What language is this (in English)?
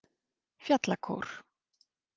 Icelandic